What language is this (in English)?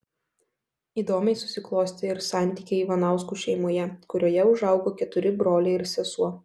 Lithuanian